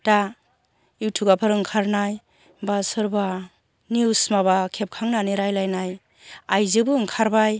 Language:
Bodo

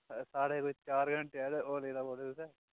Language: Dogri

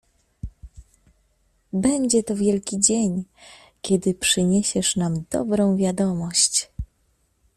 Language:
Polish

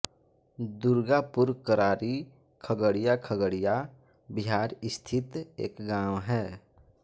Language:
Hindi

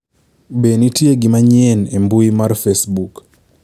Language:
Luo (Kenya and Tanzania)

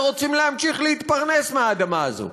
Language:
Hebrew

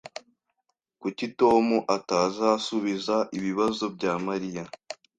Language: Kinyarwanda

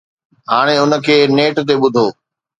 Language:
Sindhi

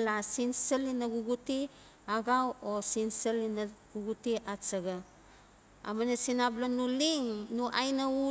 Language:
Notsi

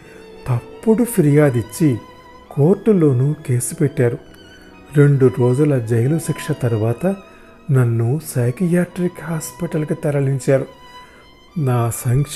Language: Telugu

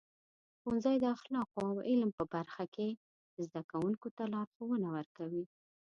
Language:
Pashto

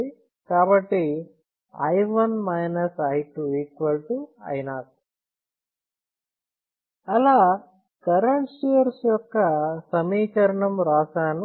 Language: Telugu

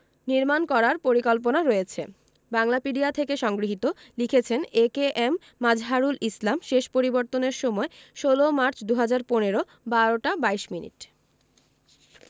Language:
Bangla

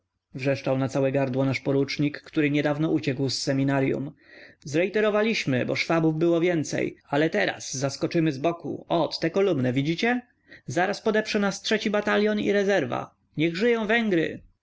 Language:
Polish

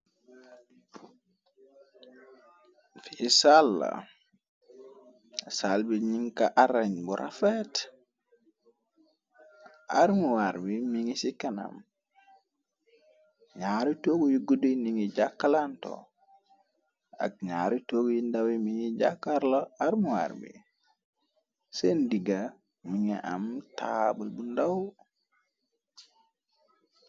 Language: Wolof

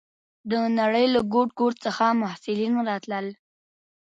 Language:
Pashto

